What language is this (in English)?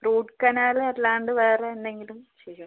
Malayalam